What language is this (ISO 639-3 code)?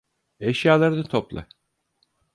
tur